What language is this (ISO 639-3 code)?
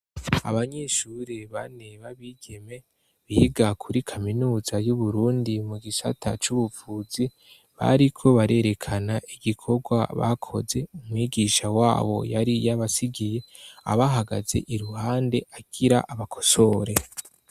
run